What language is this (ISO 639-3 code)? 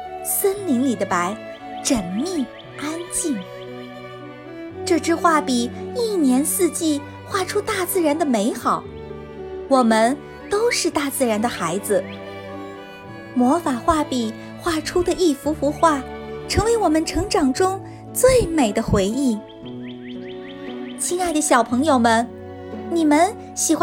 zho